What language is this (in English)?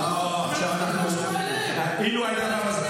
Hebrew